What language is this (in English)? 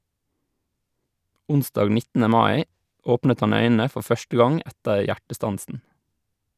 Norwegian